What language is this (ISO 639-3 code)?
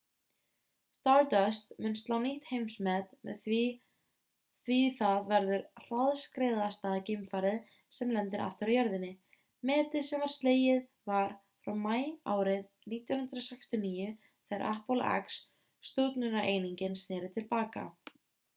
isl